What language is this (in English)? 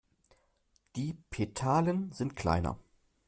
German